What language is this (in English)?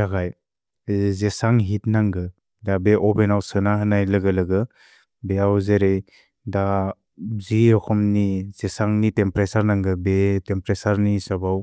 Bodo